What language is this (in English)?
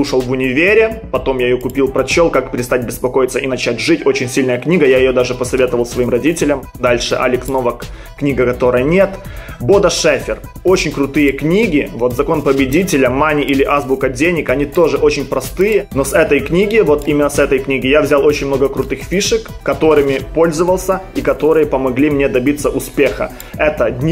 Russian